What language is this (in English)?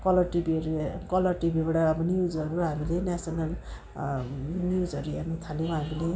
Nepali